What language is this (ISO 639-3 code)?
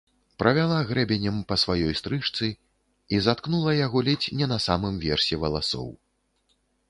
bel